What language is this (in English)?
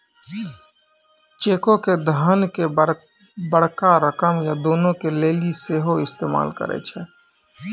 Maithili